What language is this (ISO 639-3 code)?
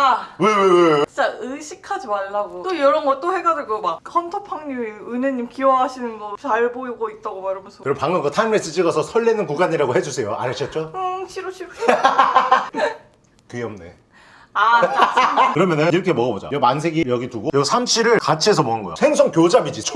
kor